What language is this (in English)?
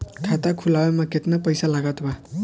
Bhojpuri